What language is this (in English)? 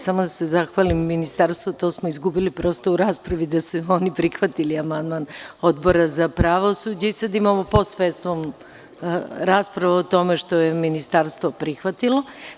Serbian